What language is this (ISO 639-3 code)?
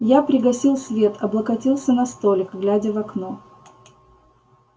rus